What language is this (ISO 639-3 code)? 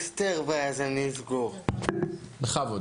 heb